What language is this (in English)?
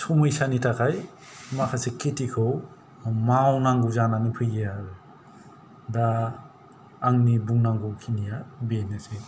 Bodo